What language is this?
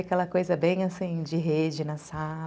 Portuguese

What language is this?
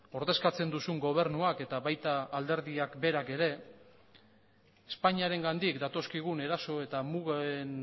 Basque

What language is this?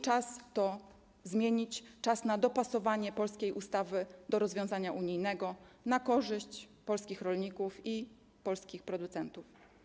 Polish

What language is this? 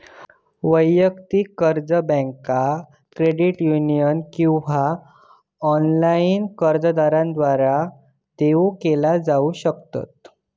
Marathi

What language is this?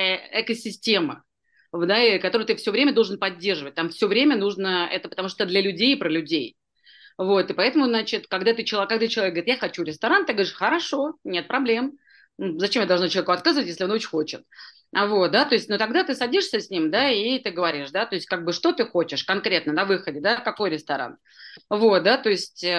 Russian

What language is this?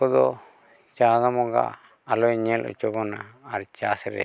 Santali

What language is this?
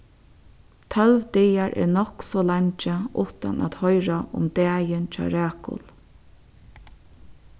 Faroese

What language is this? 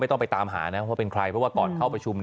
Thai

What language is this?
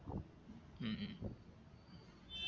Malayalam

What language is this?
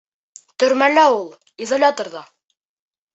Bashkir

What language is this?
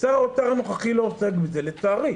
Hebrew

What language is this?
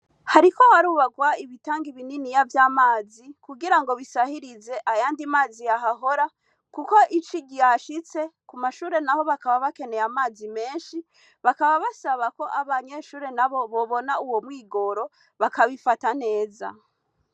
Rundi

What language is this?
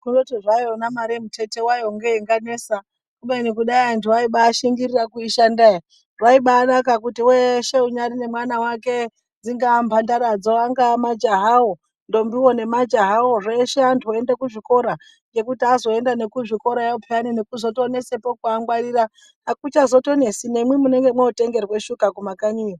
Ndau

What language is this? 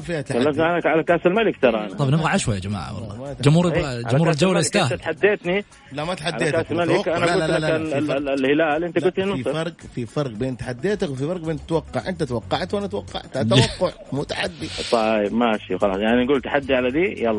Arabic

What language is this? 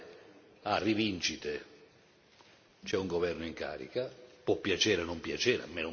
Italian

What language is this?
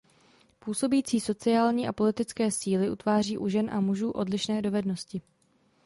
Czech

